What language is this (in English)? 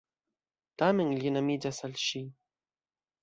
Esperanto